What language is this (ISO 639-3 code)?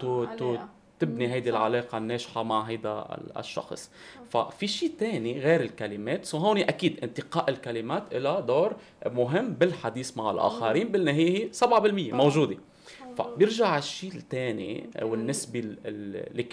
ara